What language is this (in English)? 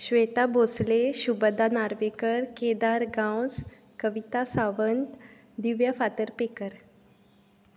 Konkani